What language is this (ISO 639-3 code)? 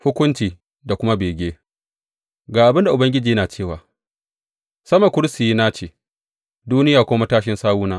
hau